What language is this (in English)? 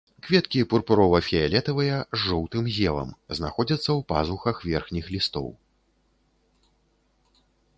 Belarusian